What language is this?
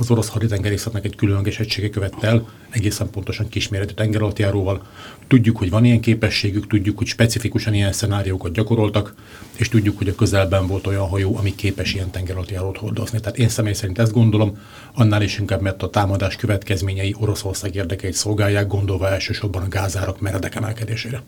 Hungarian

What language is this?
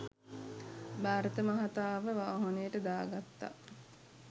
Sinhala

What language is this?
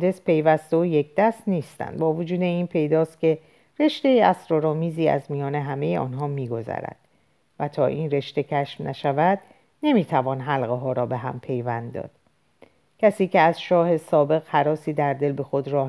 Persian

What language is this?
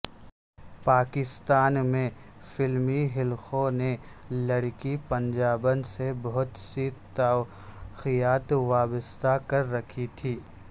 Urdu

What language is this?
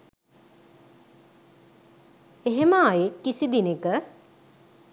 Sinhala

